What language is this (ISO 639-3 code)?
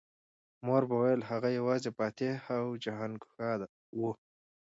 pus